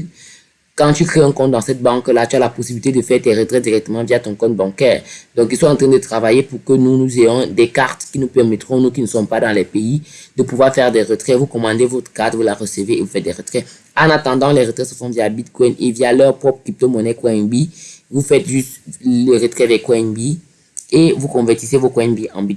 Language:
French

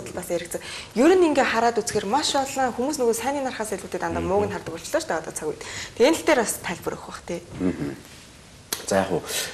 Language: Romanian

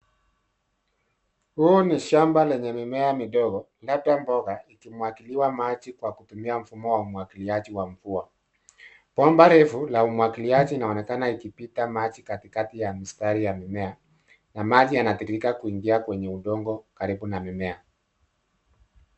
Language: Swahili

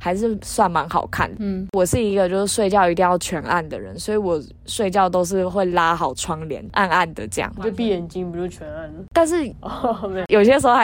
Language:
Chinese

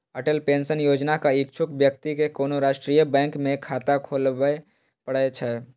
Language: Maithili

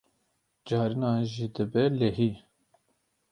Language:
Kurdish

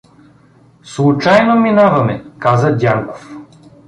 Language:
Bulgarian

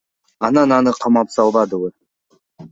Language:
Kyrgyz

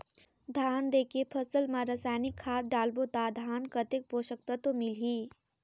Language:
Chhattisgarhi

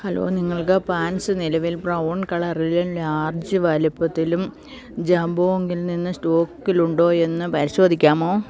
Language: Malayalam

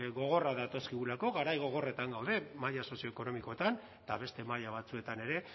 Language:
Basque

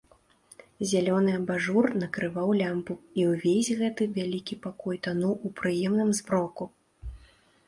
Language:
Belarusian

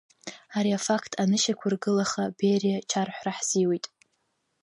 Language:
Abkhazian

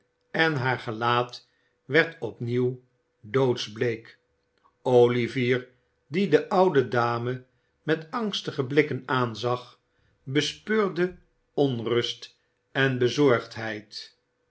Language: Dutch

